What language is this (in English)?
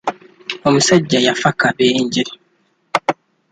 Ganda